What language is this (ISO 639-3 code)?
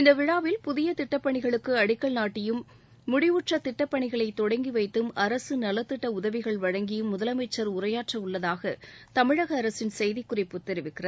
tam